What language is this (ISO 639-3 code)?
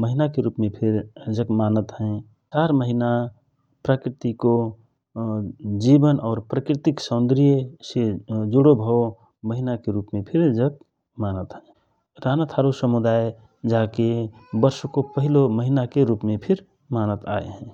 thr